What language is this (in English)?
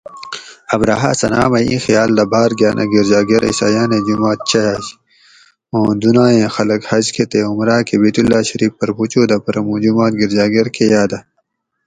Gawri